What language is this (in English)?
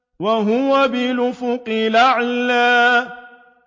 Arabic